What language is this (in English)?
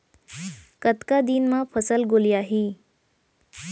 Chhattisgarhi